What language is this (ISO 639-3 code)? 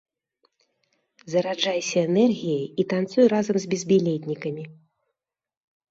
bel